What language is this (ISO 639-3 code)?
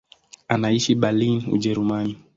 swa